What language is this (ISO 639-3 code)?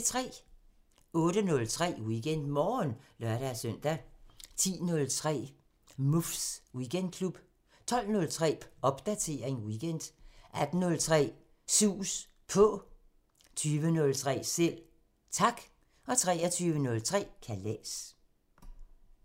dan